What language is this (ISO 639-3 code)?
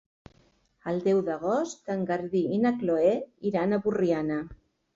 cat